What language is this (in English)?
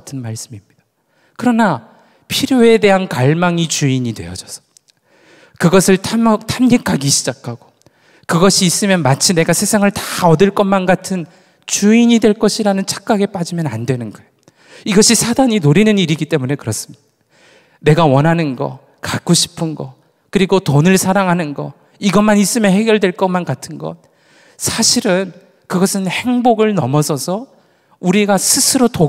Korean